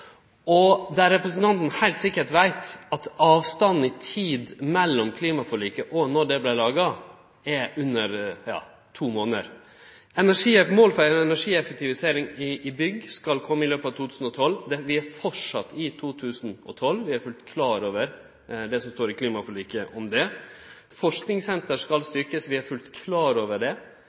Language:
Norwegian Nynorsk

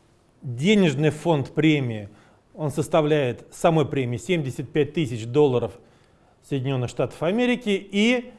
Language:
Russian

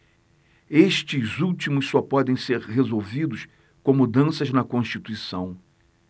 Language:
Portuguese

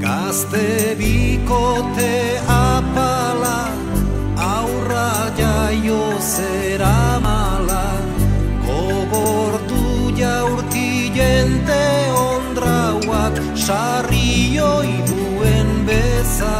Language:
Spanish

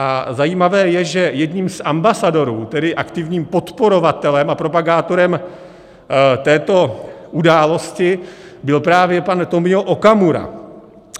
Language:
Czech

